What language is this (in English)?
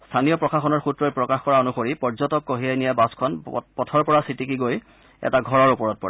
Assamese